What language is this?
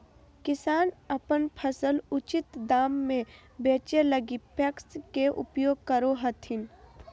Magahi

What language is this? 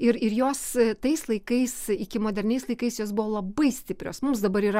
Lithuanian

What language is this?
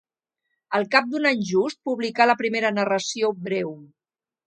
Catalan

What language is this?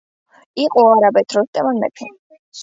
Georgian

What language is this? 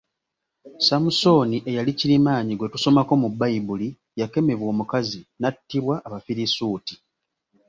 Ganda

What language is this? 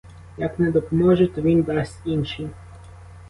Ukrainian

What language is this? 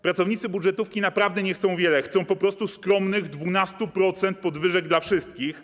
Polish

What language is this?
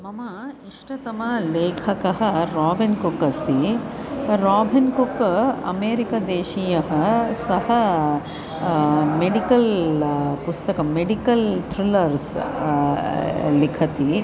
Sanskrit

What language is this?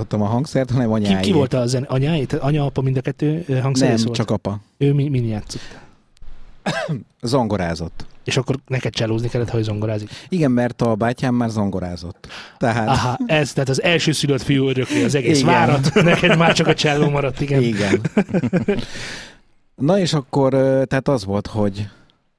Hungarian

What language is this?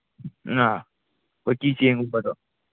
Manipuri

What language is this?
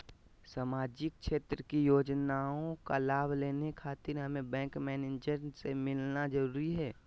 Magahi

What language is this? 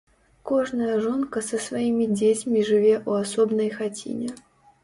Belarusian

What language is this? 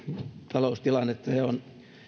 Finnish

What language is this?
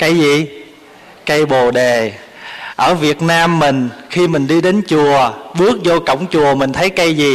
Vietnamese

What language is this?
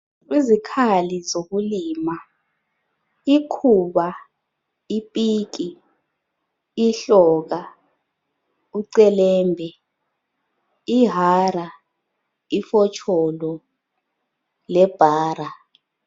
North Ndebele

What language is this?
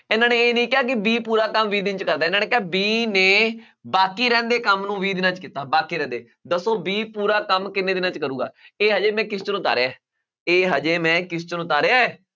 Punjabi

